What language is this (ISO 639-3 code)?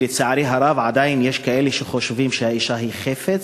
heb